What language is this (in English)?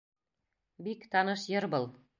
Bashkir